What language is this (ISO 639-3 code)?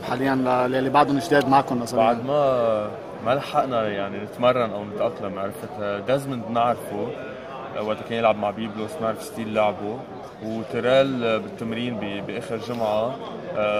ara